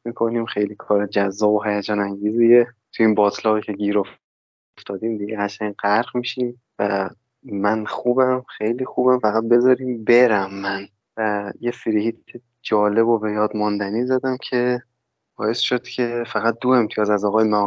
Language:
Persian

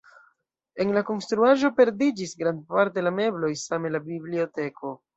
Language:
Esperanto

